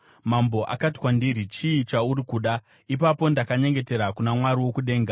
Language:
Shona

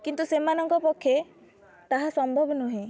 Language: Odia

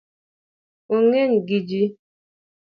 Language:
Luo (Kenya and Tanzania)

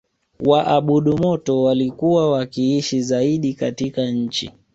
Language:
Swahili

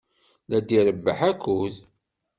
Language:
Kabyle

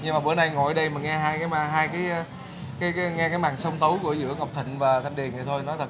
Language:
Vietnamese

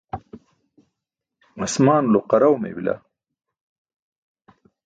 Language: Burushaski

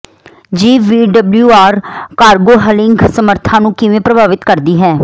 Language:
Punjabi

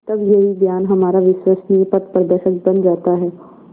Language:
Hindi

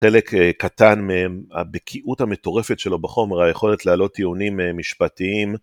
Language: Hebrew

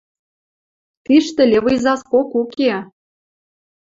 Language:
Western Mari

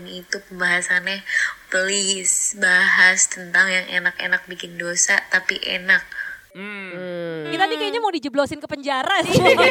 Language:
Indonesian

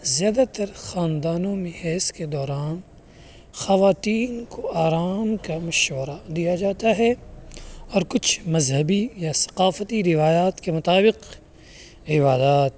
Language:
Urdu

